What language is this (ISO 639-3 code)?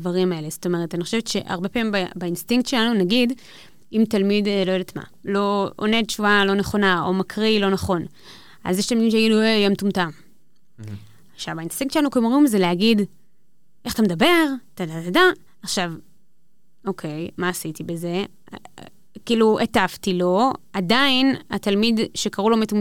heb